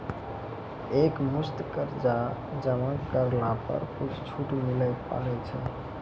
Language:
Maithili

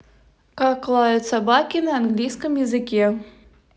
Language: Russian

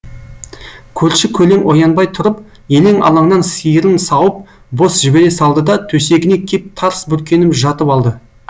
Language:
Kazakh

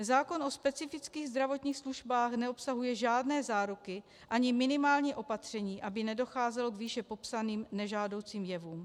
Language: Czech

